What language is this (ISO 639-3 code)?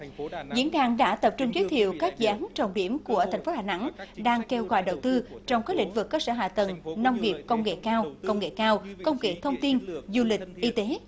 vie